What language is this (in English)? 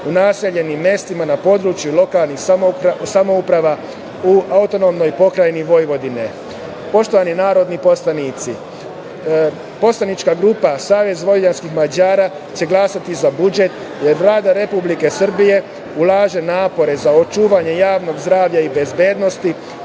Serbian